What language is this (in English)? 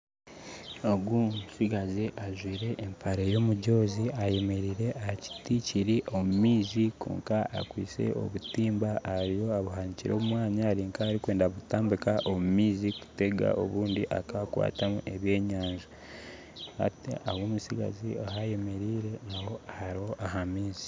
Nyankole